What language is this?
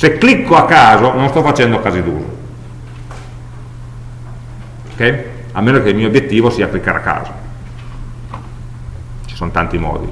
Italian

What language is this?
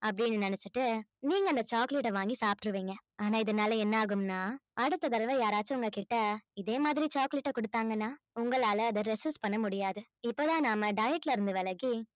Tamil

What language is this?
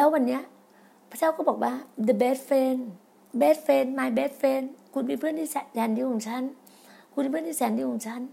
Thai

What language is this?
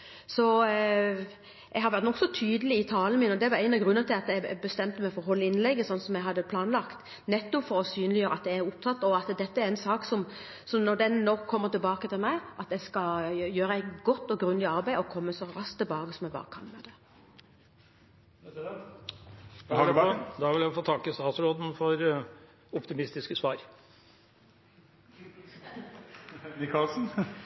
Norwegian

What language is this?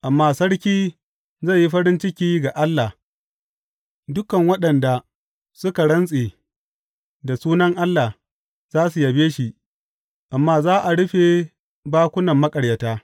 Hausa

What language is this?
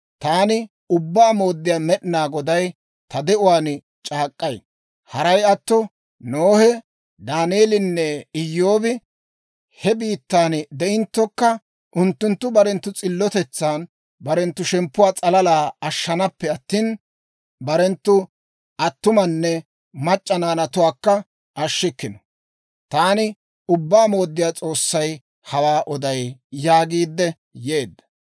Dawro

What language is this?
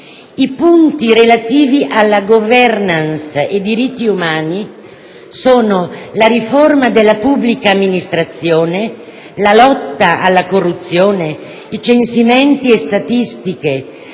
Italian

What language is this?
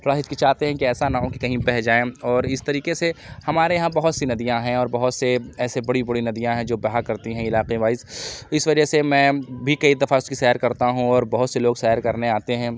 Urdu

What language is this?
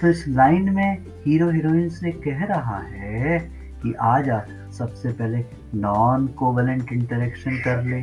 Hindi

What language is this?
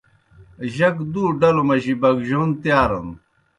Kohistani Shina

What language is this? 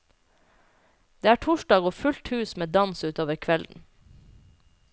Norwegian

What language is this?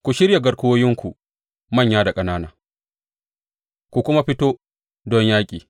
Hausa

